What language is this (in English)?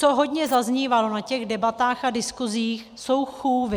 Czech